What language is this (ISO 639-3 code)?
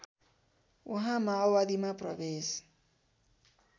nep